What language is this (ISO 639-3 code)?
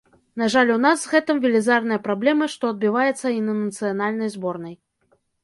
bel